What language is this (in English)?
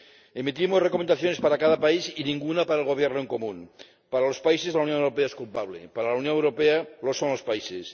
Spanish